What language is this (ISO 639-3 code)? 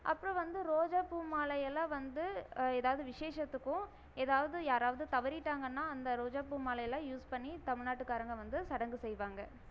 tam